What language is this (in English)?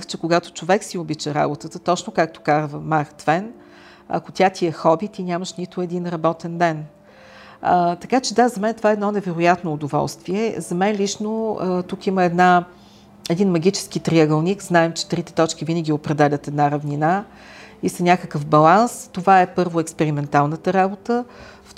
Bulgarian